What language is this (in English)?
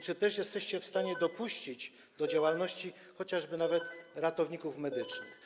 Polish